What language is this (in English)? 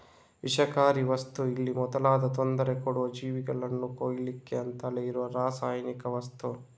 Kannada